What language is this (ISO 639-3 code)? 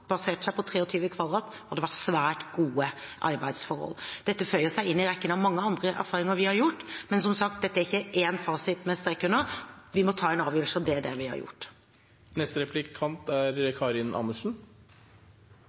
nob